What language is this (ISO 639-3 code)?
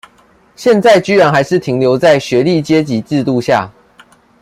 zho